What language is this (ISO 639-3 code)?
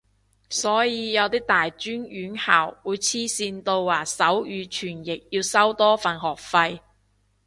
yue